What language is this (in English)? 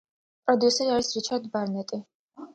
Georgian